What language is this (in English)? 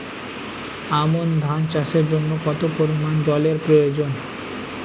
Bangla